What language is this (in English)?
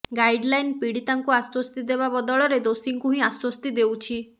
Odia